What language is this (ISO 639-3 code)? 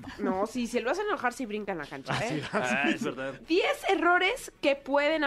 spa